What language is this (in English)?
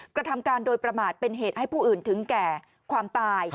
Thai